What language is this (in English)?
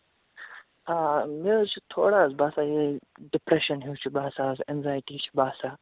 Kashmiri